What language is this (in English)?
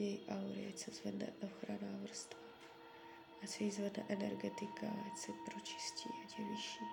Czech